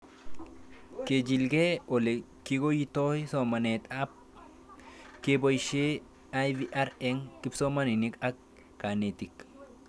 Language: Kalenjin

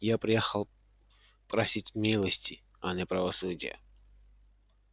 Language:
Russian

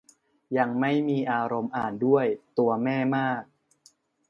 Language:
Thai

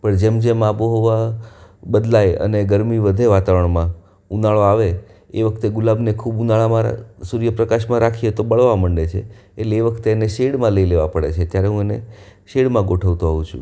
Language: Gujarati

